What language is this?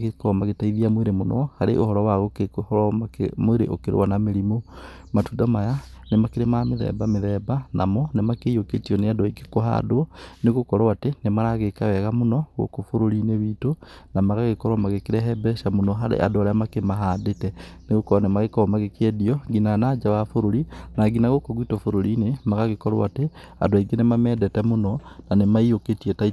Kikuyu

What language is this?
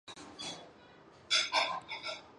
Chinese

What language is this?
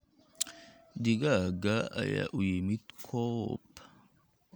Somali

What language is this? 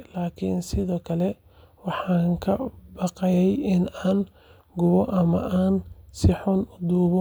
Somali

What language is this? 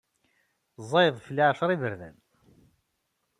Kabyle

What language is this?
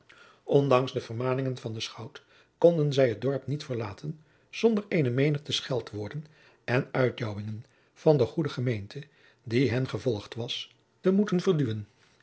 Dutch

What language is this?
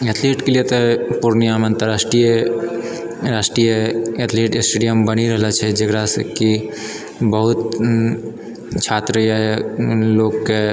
Maithili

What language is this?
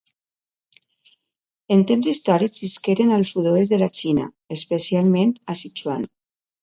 Catalan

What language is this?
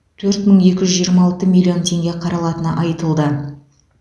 Kazakh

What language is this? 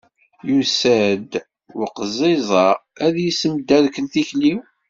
Kabyle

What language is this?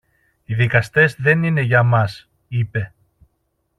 Greek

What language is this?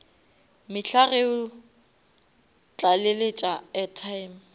Northern Sotho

